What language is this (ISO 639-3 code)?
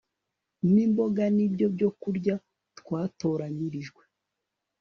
kin